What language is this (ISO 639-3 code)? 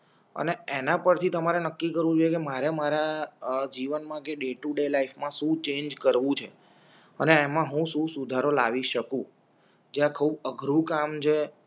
guj